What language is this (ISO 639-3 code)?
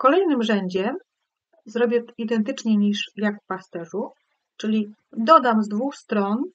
pol